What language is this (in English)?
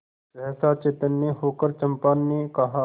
Hindi